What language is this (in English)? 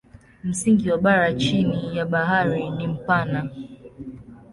Swahili